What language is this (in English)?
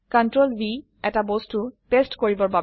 Assamese